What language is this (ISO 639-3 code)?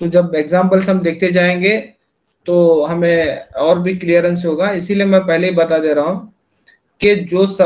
hin